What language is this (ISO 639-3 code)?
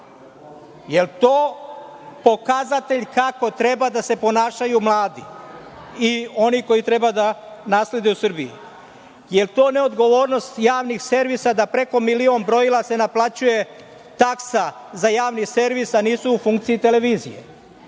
srp